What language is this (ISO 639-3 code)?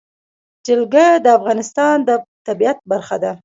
pus